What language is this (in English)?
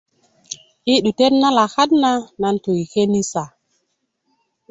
Kuku